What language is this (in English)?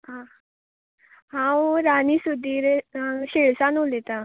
Konkani